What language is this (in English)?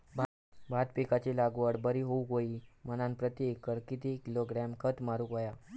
Marathi